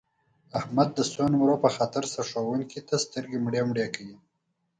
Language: Pashto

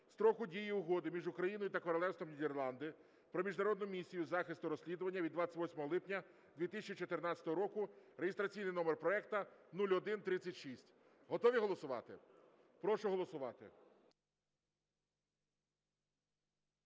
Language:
Ukrainian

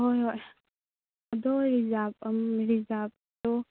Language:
Manipuri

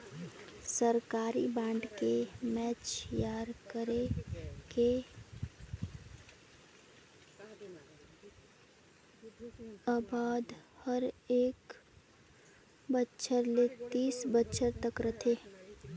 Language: Chhattisgarhi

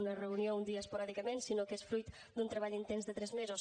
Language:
Catalan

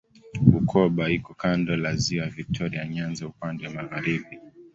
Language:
Swahili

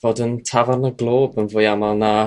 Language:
Welsh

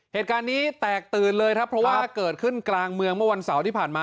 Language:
Thai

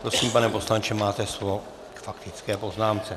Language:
Czech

